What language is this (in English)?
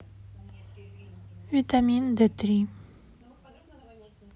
Russian